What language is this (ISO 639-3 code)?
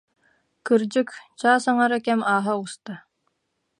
sah